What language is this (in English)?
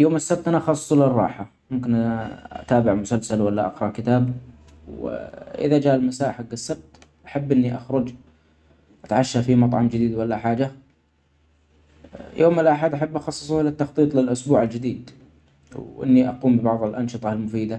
Omani Arabic